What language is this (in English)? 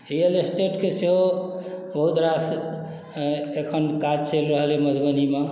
Maithili